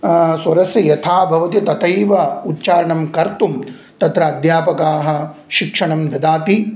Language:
Sanskrit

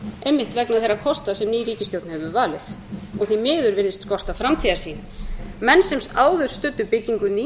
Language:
Icelandic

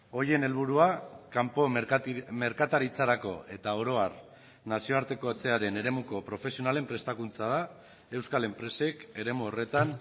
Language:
Basque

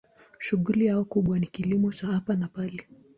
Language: Swahili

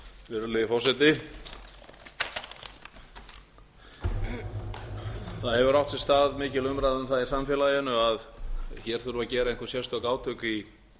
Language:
Icelandic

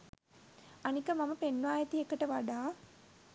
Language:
Sinhala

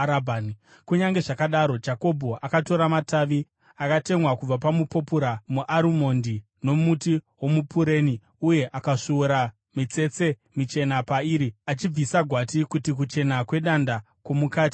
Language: Shona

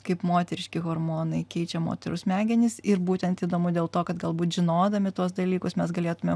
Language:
Lithuanian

